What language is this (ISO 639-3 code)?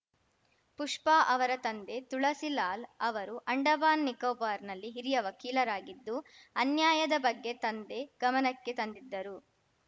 kan